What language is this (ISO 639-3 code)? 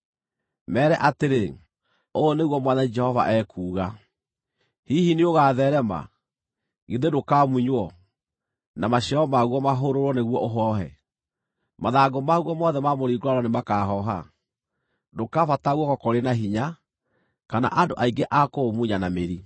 kik